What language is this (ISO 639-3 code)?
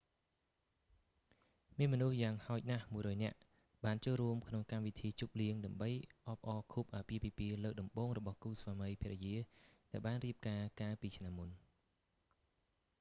khm